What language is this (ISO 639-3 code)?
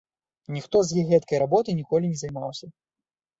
bel